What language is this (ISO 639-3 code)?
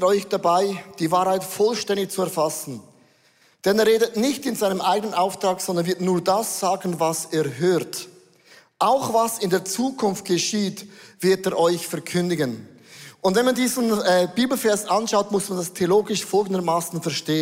deu